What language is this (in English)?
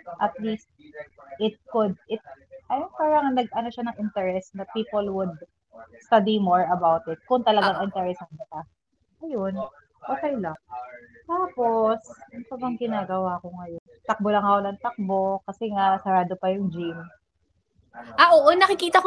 Filipino